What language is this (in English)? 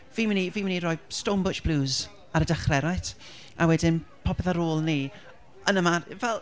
Welsh